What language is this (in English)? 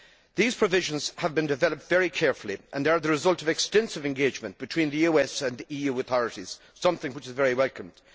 English